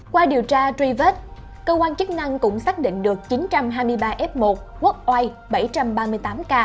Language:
Vietnamese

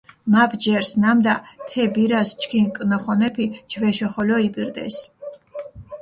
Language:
Mingrelian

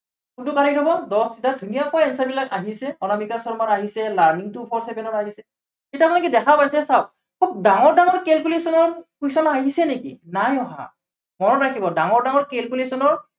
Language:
Assamese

